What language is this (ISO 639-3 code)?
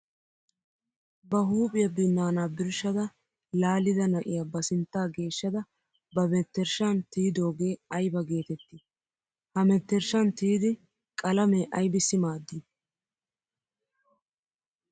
wal